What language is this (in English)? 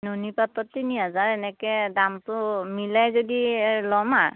Assamese